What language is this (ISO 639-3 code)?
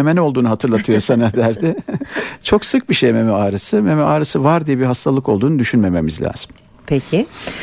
tur